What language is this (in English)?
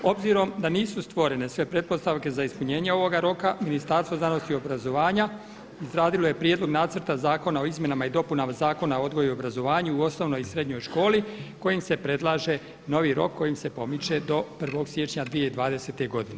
Croatian